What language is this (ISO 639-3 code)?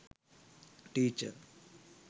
sin